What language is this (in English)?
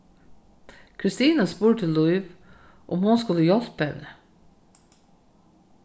Faroese